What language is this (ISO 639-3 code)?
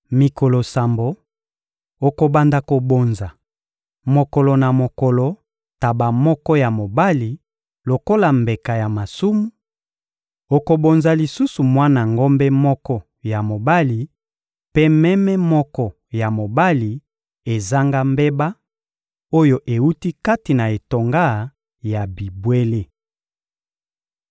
lin